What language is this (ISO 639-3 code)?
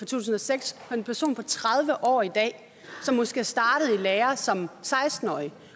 dan